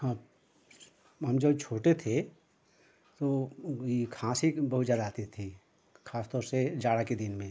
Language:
Hindi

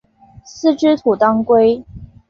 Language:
Chinese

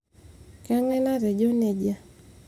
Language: Masai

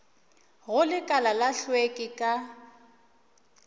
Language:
Northern Sotho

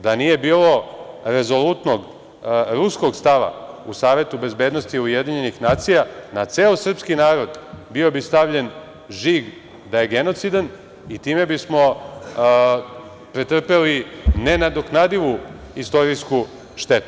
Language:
Serbian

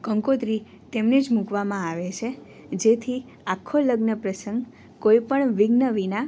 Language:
Gujarati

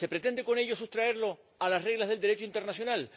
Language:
Spanish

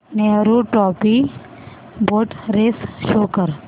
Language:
Marathi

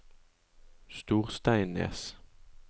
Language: Norwegian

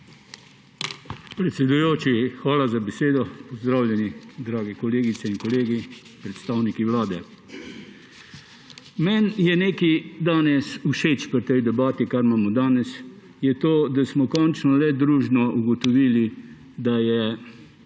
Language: Slovenian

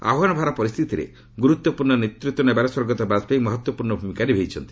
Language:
Odia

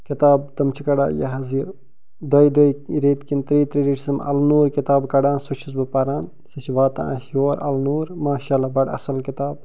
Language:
Kashmiri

